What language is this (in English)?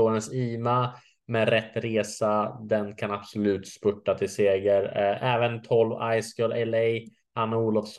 Swedish